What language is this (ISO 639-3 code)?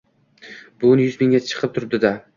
uzb